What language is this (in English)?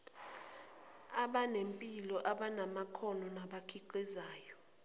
Zulu